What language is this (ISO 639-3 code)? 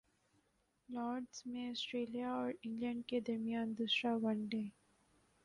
urd